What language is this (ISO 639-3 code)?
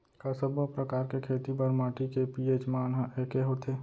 hne